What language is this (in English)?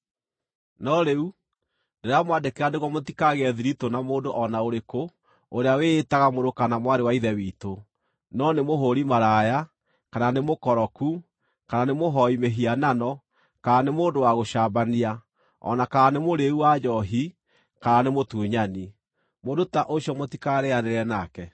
Kikuyu